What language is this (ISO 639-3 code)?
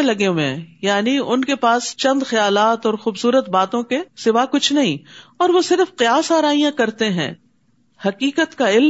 urd